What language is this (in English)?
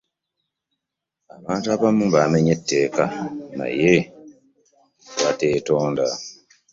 Ganda